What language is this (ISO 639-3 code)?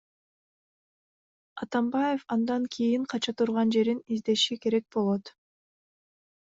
kir